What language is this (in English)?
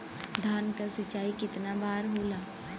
Bhojpuri